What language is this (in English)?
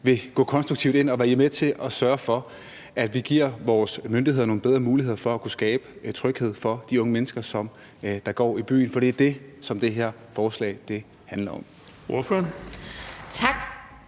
Danish